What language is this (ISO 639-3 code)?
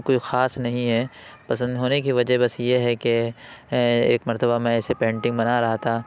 urd